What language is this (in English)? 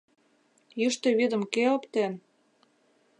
Mari